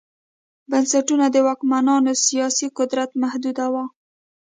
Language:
Pashto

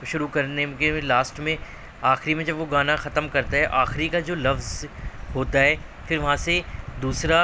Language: Urdu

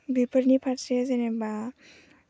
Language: Bodo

